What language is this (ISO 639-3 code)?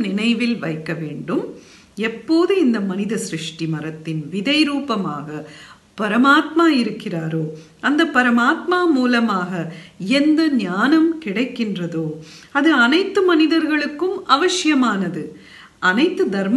tur